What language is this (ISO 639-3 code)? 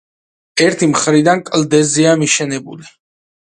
kat